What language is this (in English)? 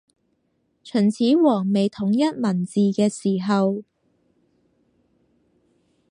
Cantonese